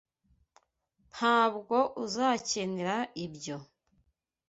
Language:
Kinyarwanda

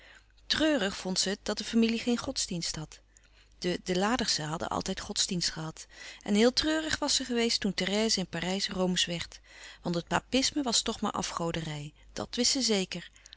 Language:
Dutch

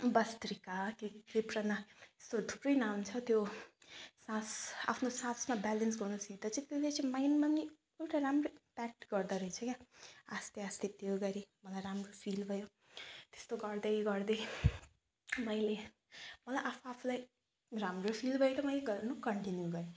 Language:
Nepali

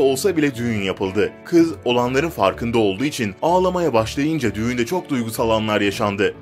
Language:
Turkish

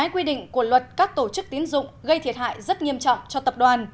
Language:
Vietnamese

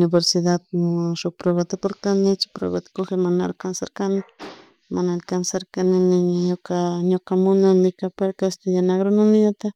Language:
Chimborazo Highland Quichua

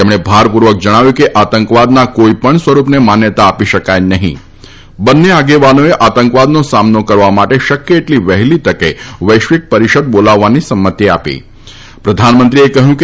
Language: Gujarati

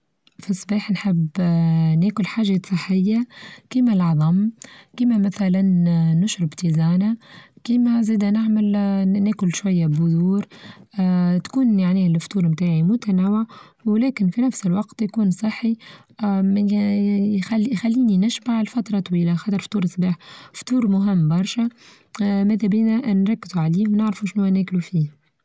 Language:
Tunisian Arabic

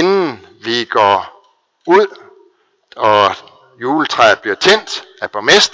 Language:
Danish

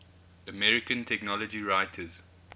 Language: English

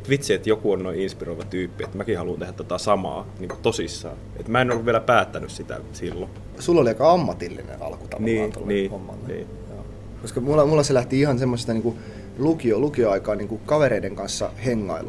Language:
Finnish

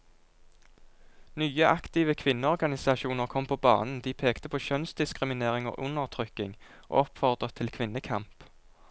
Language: Norwegian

